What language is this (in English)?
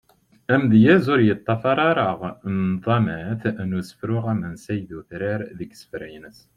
Kabyle